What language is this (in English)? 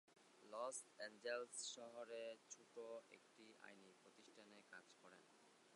Bangla